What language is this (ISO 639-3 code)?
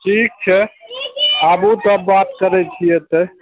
mai